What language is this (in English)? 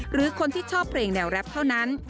Thai